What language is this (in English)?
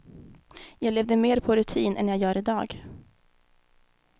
Swedish